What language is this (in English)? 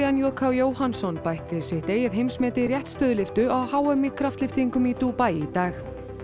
Icelandic